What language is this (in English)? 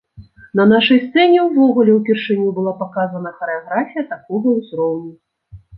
Belarusian